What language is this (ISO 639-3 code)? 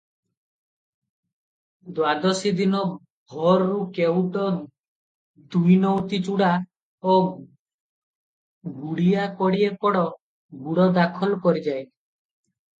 ori